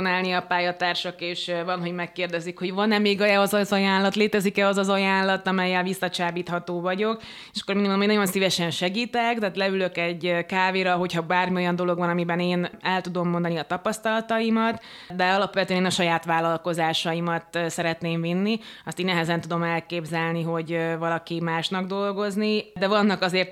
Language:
Hungarian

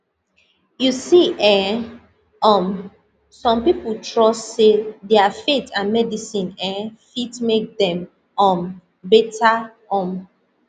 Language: Nigerian Pidgin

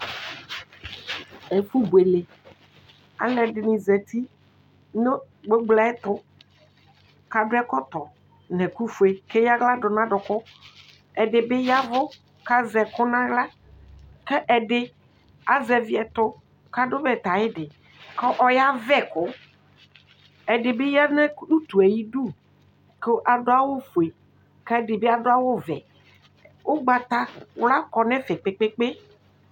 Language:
Ikposo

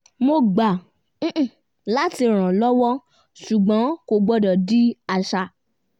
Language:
Yoruba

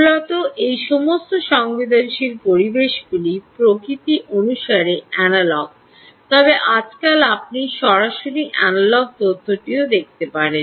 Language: Bangla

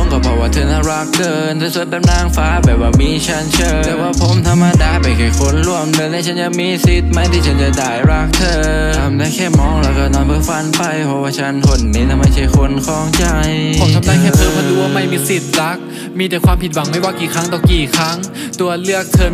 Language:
Thai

